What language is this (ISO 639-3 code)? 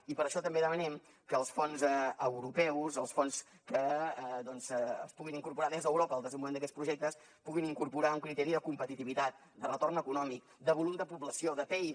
cat